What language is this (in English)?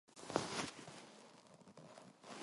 Korean